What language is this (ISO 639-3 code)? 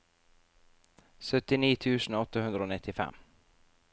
nor